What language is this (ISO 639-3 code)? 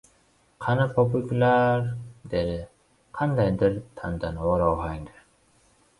uzb